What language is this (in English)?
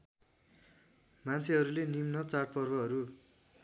Nepali